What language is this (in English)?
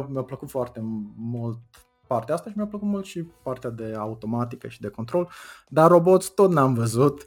Romanian